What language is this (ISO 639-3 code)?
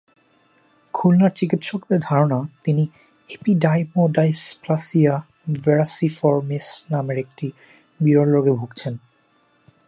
ben